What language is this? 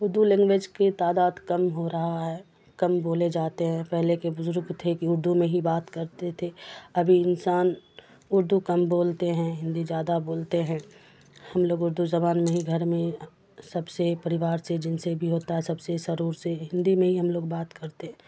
Urdu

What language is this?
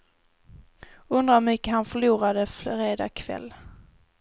Swedish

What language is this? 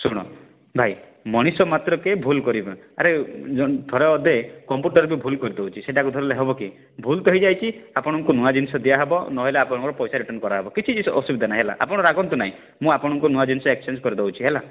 Odia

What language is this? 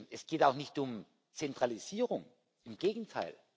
German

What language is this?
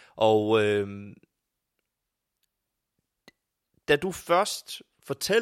Danish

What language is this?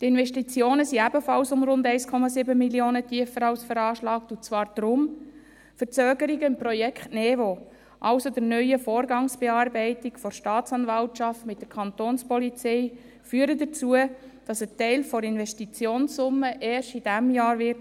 Swiss German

